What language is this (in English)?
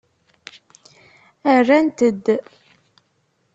Kabyle